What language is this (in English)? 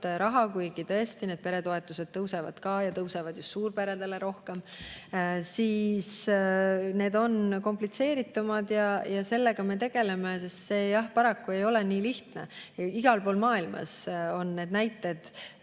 Estonian